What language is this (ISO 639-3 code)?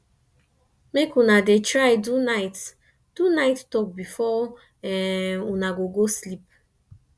pcm